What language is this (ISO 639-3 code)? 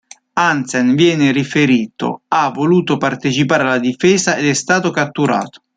ita